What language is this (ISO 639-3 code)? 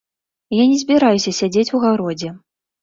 bel